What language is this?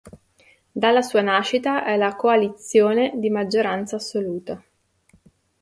Italian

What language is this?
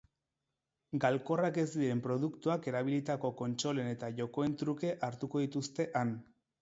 Basque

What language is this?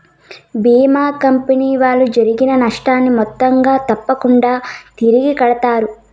Telugu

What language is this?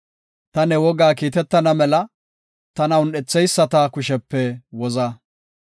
Gofa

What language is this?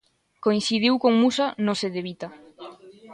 Galician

